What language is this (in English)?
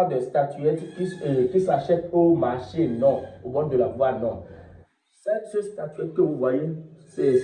French